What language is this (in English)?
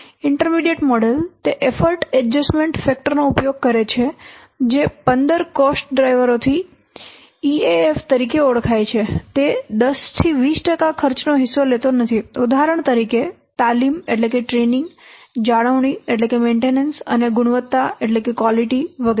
Gujarati